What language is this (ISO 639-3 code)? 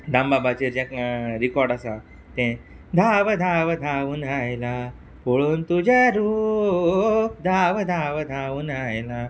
kok